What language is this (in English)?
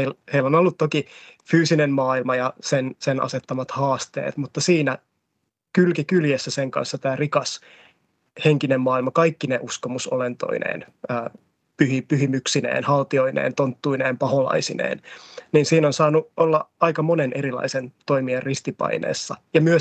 Finnish